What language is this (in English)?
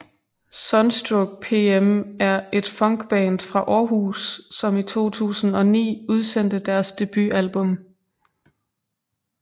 Danish